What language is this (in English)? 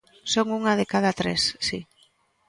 Galician